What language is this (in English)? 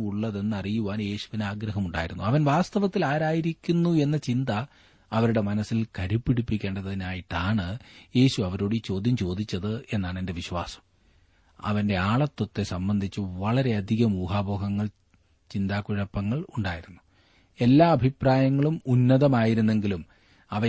Malayalam